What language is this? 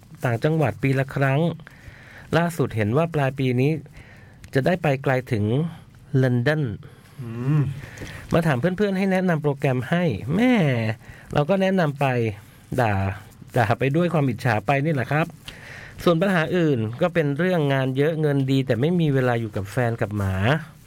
Thai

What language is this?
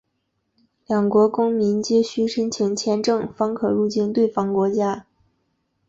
Chinese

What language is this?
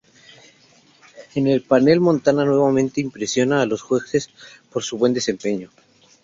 Spanish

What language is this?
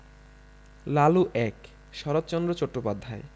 Bangla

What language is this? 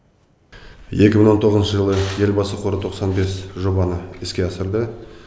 Kazakh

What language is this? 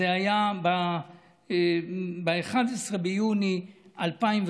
Hebrew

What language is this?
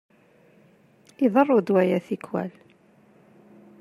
Kabyle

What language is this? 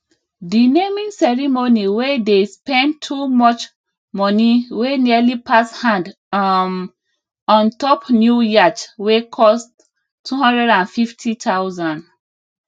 Nigerian Pidgin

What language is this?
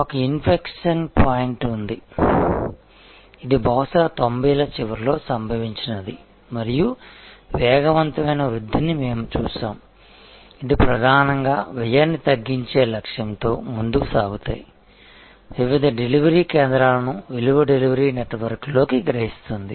Telugu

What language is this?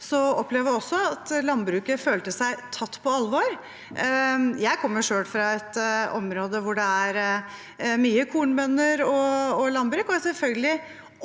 Norwegian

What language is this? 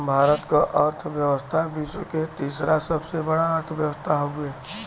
Bhojpuri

